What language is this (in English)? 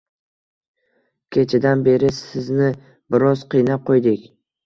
Uzbek